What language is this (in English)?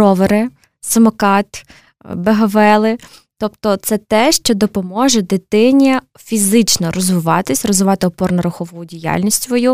Ukrainian